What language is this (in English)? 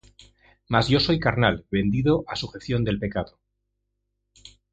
Spanish